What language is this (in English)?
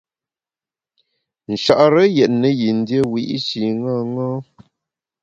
Bamun